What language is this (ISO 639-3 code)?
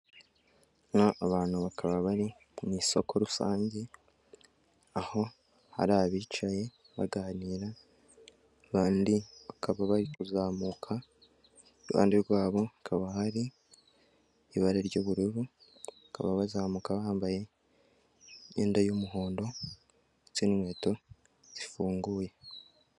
kin